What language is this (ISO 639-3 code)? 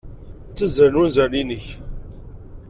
kab